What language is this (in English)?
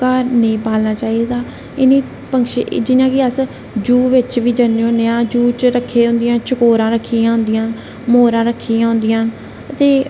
Dogri